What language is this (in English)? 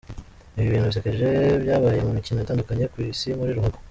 Kinyarwanda